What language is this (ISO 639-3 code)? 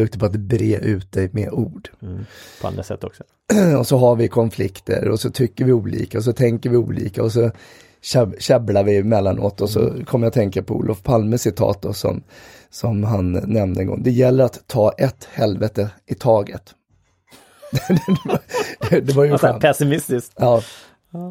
swe